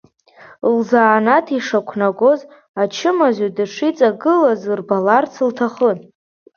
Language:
Abkhazian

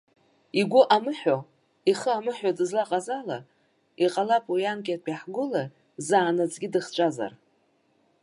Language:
Abkhazian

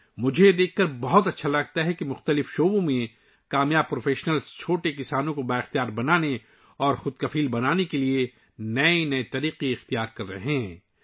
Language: Urdu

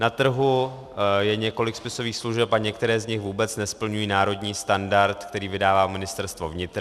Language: Czech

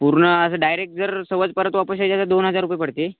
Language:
Marathi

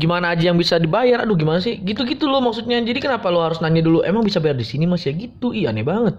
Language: Indonesian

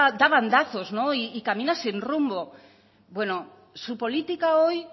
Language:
Spanish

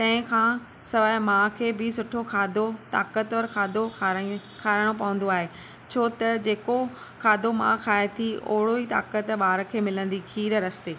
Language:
Sindhi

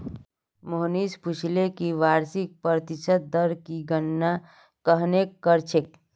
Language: Magahi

